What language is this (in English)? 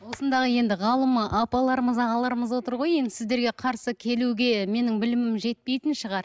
Kazakh